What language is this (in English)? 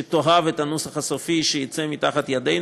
Hebrew